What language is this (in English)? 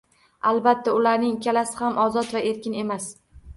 Uzbek